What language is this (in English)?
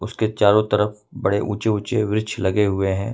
Hindi